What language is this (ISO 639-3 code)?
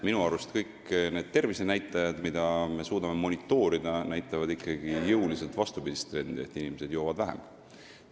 est